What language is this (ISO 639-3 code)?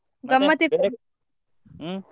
kan